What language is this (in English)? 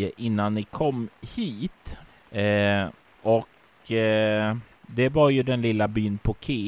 Swedish